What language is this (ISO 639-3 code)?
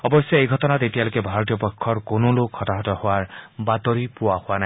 asm